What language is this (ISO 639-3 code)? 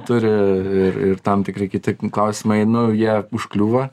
lit